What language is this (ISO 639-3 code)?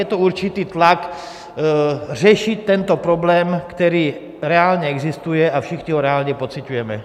ces